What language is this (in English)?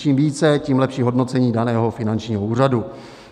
Czech